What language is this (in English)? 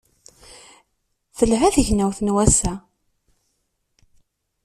Kabyle